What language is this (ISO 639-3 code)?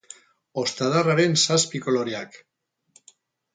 eus